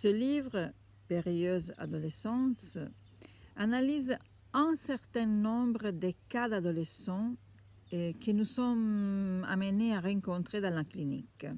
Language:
French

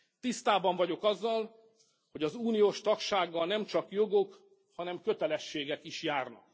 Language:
Hungarian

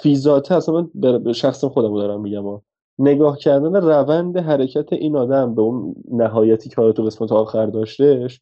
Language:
Persian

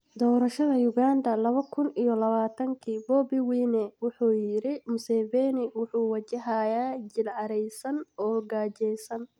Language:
Somali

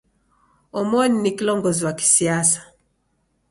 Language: Taita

